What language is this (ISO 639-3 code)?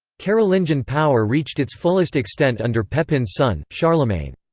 eng